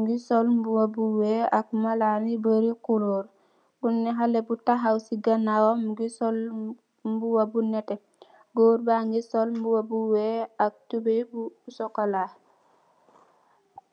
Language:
Wolof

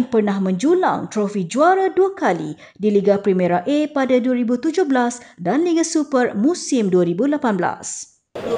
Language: Malay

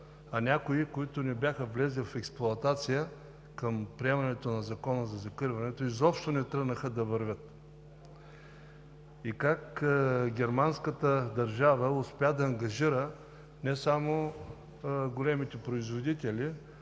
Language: Bulgarian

